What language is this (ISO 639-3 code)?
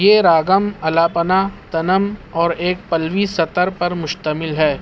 urd